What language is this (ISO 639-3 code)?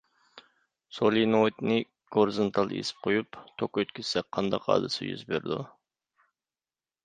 uig